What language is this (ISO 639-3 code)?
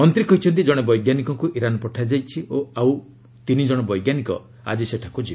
ori